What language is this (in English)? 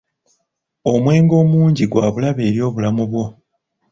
Ganda